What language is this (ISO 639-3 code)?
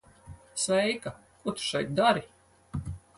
lav